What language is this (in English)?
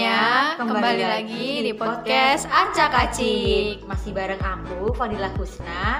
Indonesian